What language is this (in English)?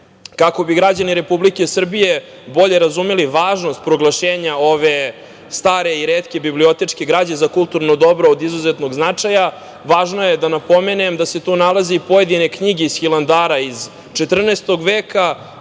Serbian